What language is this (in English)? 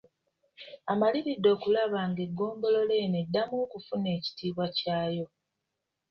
Ganda